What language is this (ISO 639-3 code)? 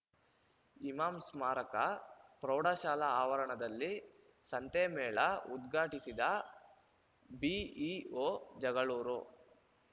kan